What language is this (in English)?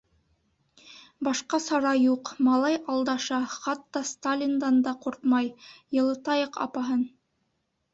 Bashkir